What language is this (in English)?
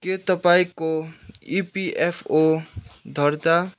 Nepali